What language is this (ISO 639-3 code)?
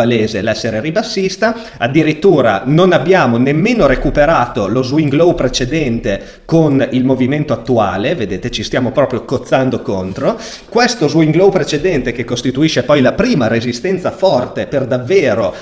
ita